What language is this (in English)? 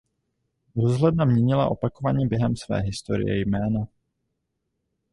Czech